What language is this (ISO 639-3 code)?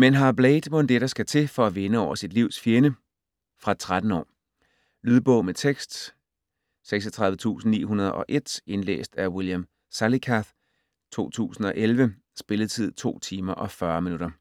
dan